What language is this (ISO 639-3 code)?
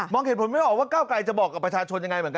tha